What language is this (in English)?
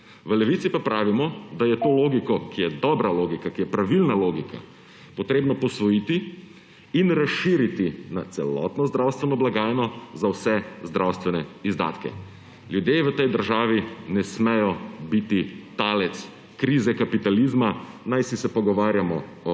Slovenian